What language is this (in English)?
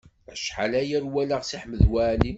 Kabyle